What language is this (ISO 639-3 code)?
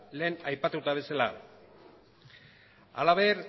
eus